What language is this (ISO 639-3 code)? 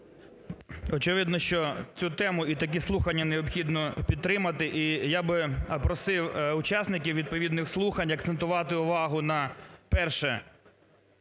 ukr